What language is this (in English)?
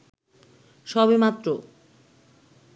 Bangla